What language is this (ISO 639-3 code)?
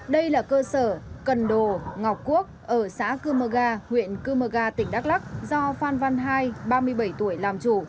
vie